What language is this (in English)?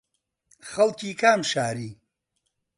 Central Kurdish